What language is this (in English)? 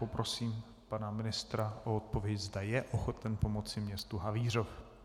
Czech